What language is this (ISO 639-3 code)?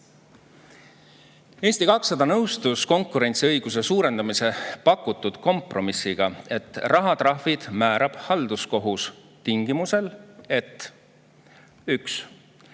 est